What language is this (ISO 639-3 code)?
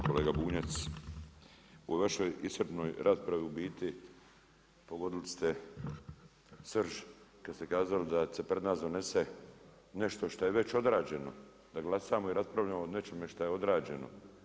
hrv